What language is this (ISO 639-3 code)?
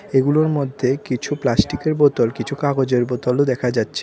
ben